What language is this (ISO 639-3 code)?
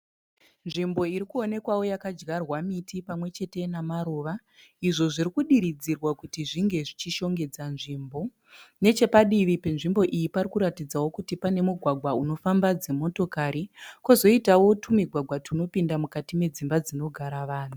sna